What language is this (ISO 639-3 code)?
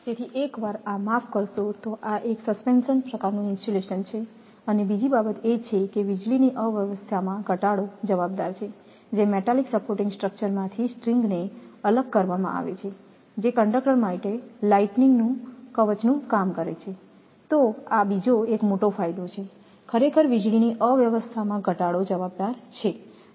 guj